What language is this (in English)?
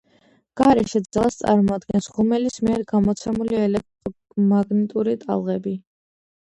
Georgian